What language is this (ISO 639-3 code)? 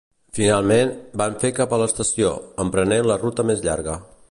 cat